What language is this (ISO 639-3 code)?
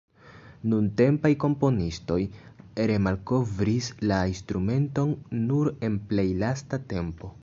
epo